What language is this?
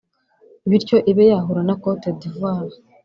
Kinyarwanda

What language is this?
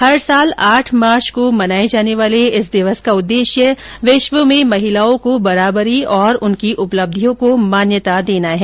Hindi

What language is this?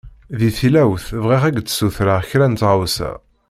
Kabyle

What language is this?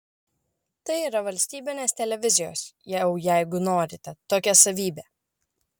Lithuanian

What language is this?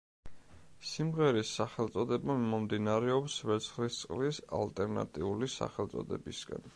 Georgian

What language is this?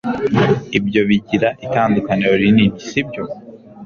Kinyarwanda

